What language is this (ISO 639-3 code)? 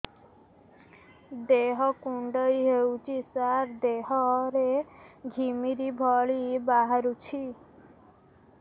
ori